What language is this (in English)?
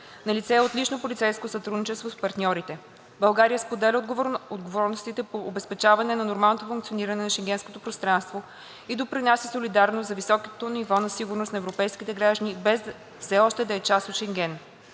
Bulgarian